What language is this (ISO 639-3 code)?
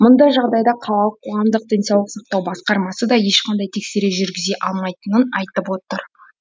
kaz